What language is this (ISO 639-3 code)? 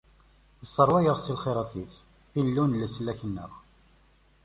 kab